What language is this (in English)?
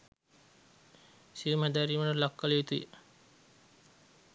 Sinhala